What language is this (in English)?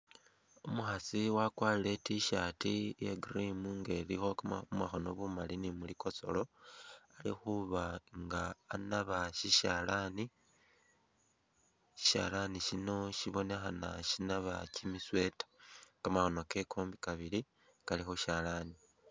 Masaaba